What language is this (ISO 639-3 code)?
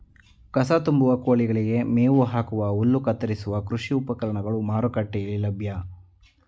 kan